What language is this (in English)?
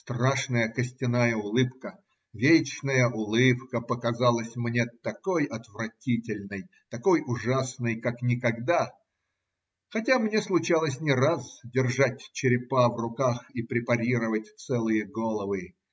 Russian